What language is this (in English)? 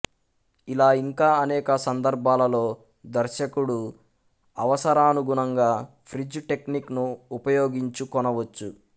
Telugu